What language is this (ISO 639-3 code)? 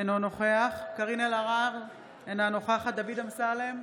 heb